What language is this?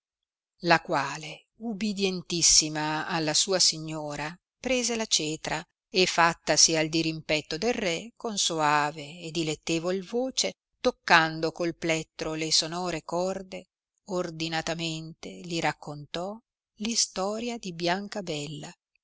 Italian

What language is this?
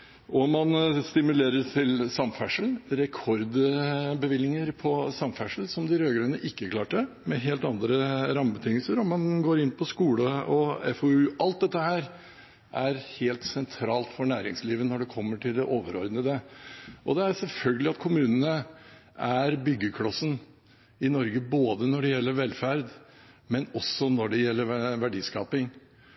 Norwegian Bokmål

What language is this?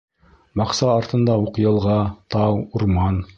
Bashkir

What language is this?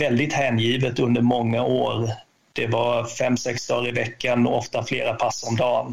Swedish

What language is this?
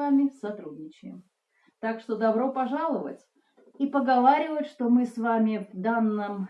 Russian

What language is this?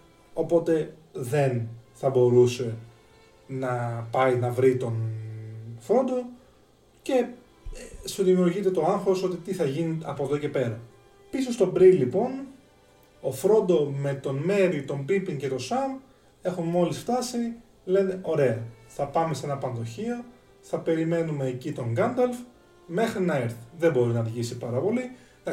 Greek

